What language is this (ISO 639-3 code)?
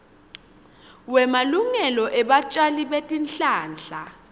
ssw